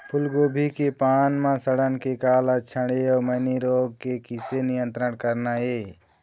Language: Chhattisgarhi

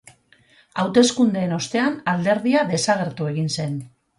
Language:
Basque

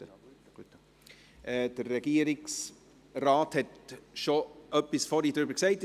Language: Swiss German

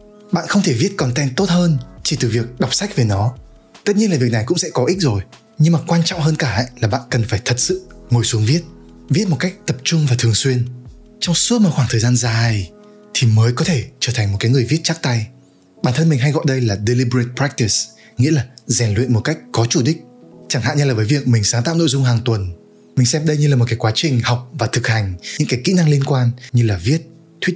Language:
Vietnamese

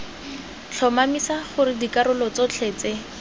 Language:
Tswana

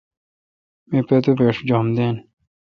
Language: Kalkoti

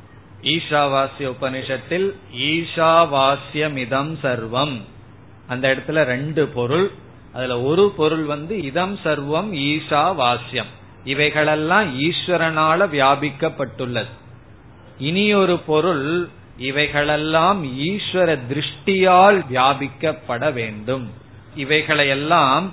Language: Tamil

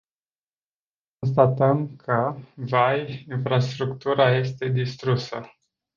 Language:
Romanian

